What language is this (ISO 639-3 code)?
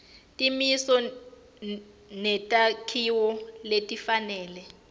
ssw